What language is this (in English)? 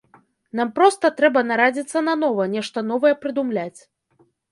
Belarusian